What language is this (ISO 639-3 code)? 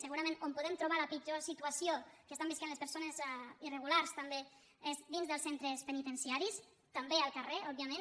cat